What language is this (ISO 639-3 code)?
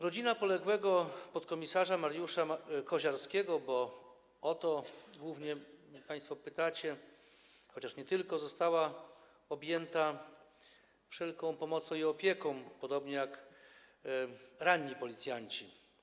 pol